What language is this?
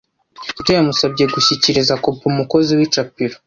Kinyarwanda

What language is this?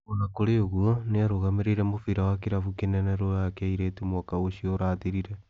Kikuyu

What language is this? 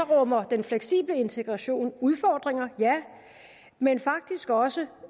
Danish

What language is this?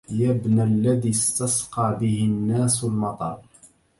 Arabic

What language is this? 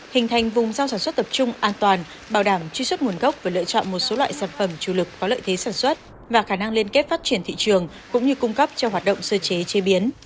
Vietnamese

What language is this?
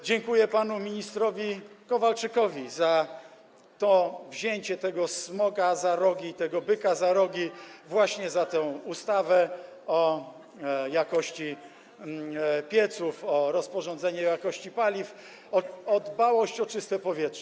Polish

